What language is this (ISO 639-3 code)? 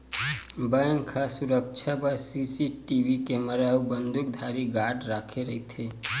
hne